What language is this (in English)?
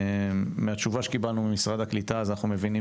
Hebrew